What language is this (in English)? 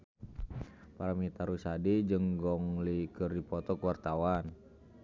Sundanese